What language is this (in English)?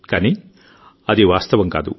Telugu